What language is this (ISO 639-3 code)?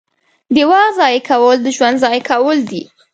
pus